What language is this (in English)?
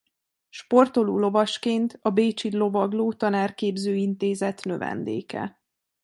Hungarian